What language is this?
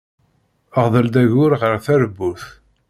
Kabyle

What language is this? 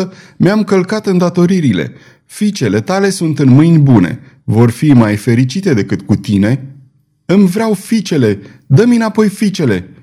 Romanian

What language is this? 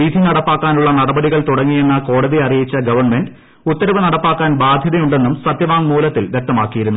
Malayalam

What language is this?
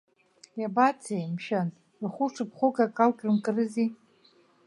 Abkhazian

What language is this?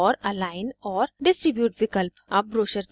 Hindi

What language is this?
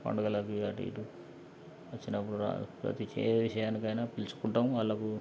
Telugu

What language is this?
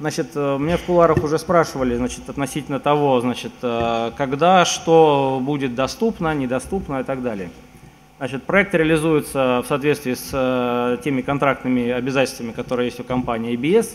Russian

